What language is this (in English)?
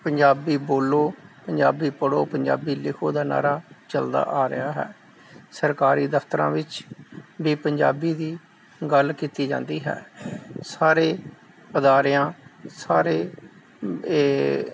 Punjabi